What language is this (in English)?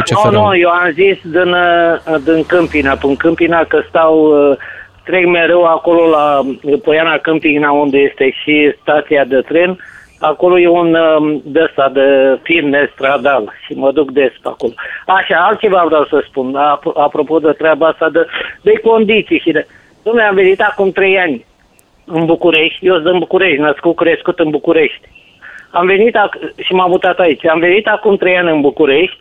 Romanian